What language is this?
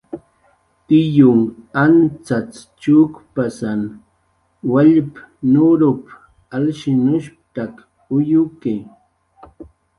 Jaqaru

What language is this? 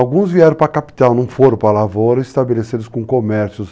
Portuguese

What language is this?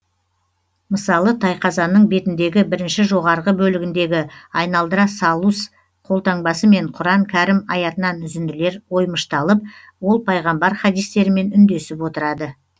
Kazakh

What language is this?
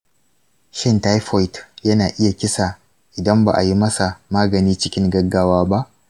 Hausa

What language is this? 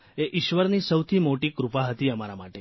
Gujarati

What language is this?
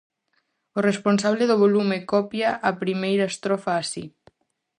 Galician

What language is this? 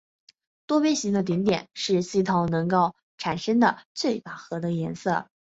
Chinese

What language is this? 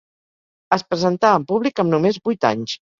Catalan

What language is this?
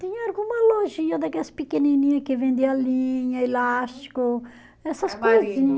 Portuguese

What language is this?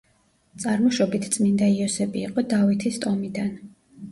Georgian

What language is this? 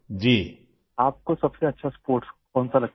Urdu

